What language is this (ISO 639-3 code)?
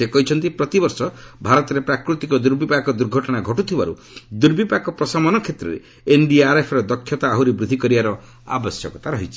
ori